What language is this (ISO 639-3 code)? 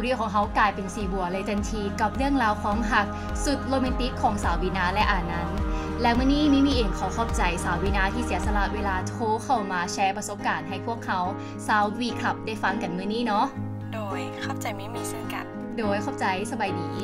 tha